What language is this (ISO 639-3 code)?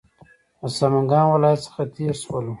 pus